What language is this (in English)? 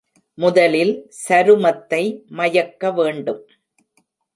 Tamil